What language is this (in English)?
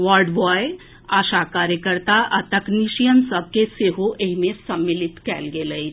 Maithili